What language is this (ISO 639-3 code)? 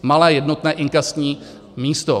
ces